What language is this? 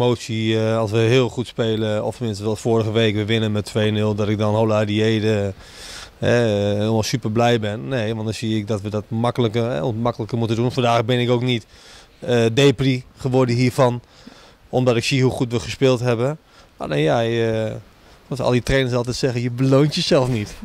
Dutch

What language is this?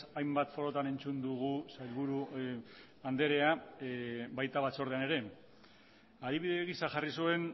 Basque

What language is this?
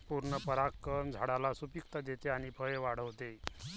Marathi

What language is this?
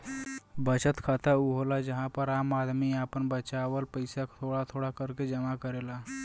Bhojpuri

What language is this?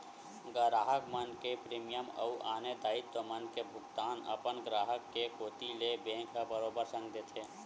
Chhattisgarhi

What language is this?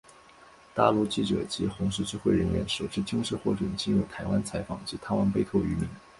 Chinese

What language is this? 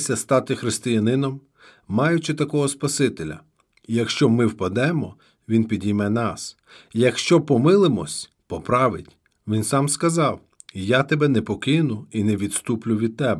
Ukrainian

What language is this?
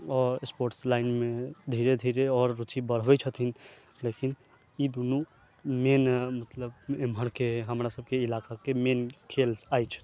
Maithili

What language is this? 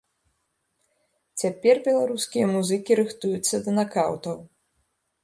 Belarusian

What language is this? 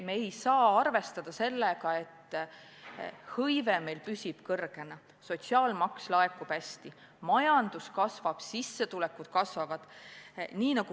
Estonian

